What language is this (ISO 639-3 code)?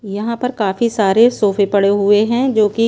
hin